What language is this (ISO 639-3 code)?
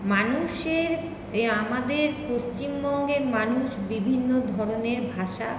ben